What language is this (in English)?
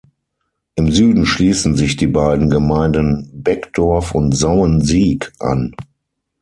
German